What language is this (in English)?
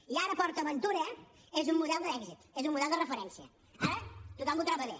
Catalan